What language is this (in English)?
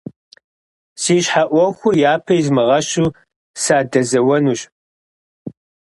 Kabardian